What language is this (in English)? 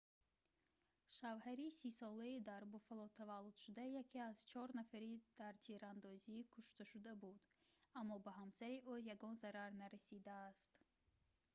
Tajik